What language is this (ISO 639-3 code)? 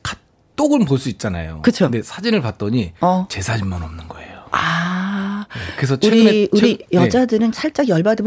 kor